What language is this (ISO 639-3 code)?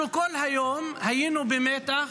heb